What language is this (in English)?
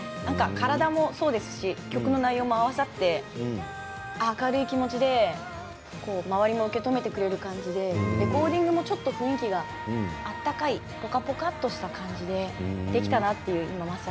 Japanese